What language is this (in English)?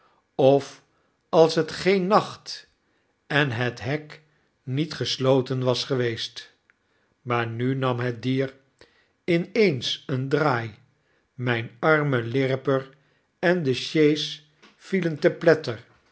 Dutch